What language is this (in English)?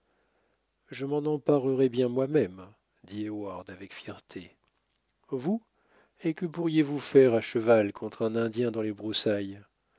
French